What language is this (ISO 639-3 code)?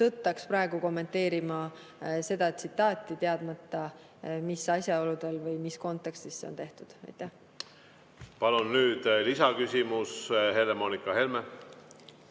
est